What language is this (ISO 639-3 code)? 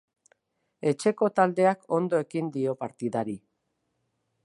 eus